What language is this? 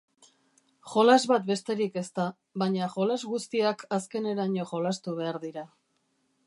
Basque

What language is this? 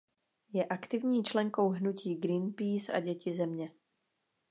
Czech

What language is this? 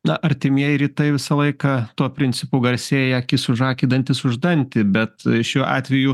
Lithuanian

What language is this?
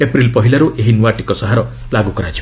Odia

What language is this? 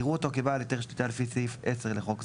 Hebrew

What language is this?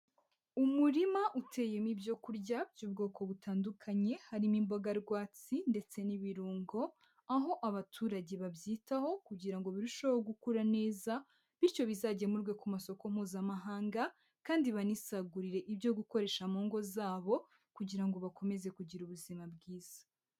Kinyarwanda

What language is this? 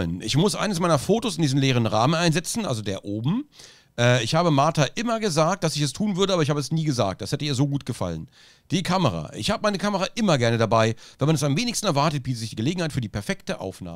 German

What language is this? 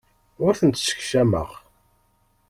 Kabyle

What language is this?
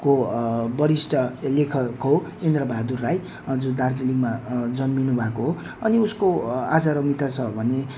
Nepali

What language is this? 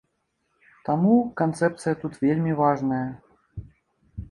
Belarusian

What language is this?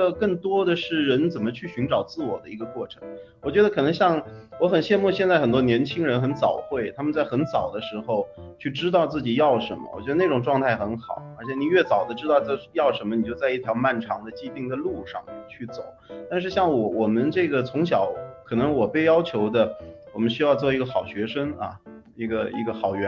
Chinese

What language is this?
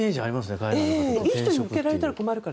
Japanese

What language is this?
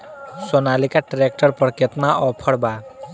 Bhojpuri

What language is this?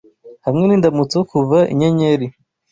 Kinyarwanda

